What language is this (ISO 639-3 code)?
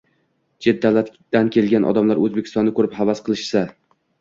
uzb